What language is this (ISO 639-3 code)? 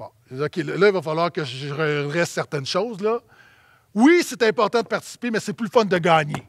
fra